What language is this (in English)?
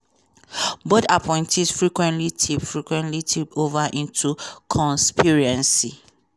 Nigerian Pidgin